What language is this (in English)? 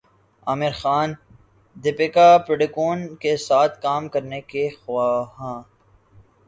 Urdu